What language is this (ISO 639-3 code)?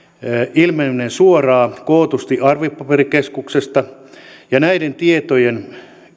fin